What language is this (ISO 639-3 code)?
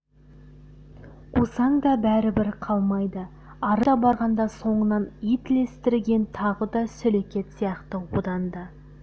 kaz